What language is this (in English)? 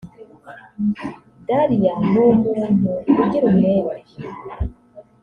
Kinyarwanda